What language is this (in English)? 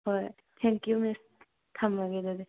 Manipuri